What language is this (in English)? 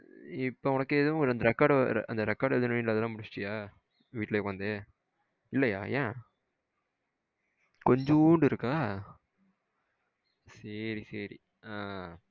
Tamil